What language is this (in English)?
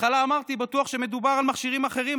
Hebrew